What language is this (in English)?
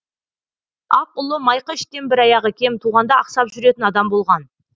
Kazakh